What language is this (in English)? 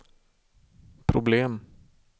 Swedish